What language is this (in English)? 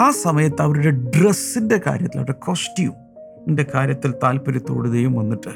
Malayalam